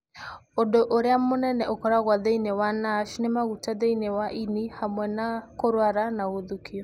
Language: Kikuyu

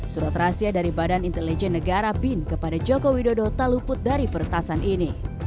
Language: Indonesian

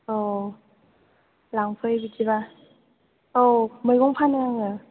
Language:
Bodo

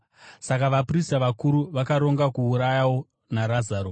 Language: Shona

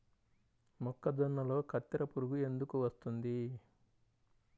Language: Telugu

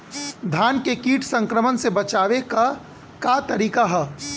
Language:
Bhojpuri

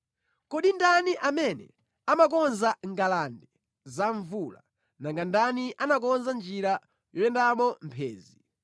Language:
Nyanja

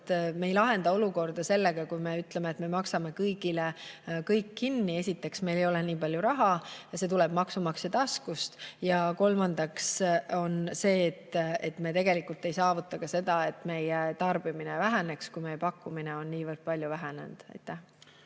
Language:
Estonian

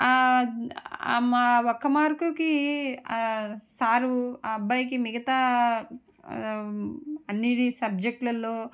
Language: Telugu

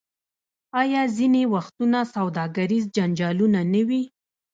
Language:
Pashto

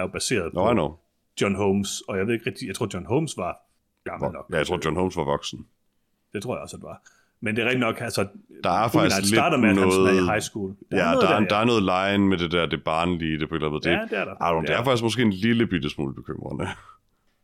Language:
Danish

